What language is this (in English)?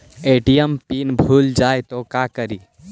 Magahi